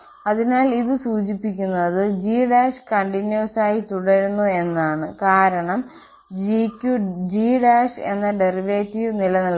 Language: Malayalam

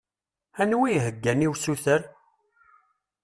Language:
Kabyle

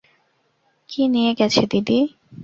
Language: Bangla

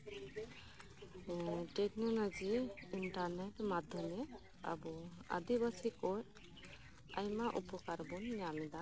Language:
Santali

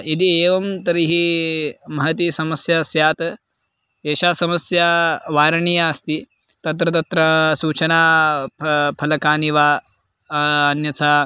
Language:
Sanskrit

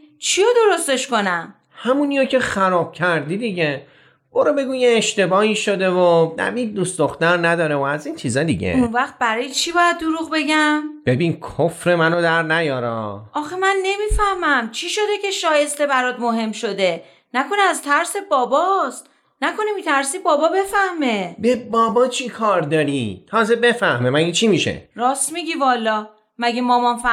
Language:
Persian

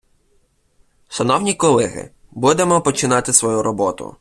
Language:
Ukrainian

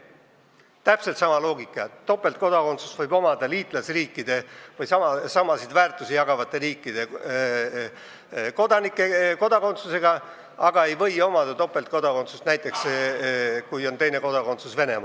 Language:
Estonian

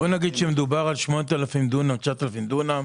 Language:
Hebrew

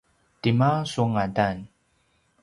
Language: Paiwan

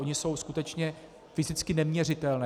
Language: Czech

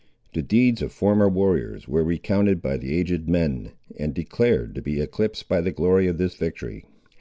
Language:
English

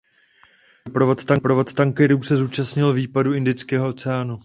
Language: Czech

